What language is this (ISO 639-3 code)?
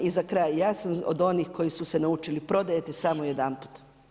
hrv